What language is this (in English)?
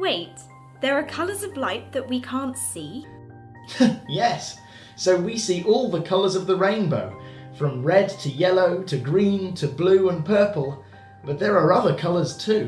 English